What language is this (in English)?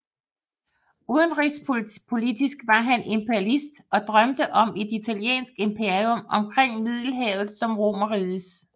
Danish